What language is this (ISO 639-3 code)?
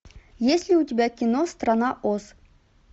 rus